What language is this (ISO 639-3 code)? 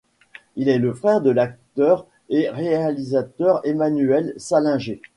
fra